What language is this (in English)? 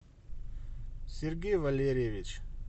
Russian